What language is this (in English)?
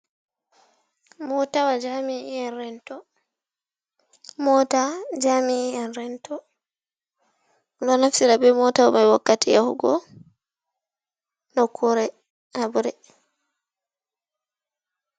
Fula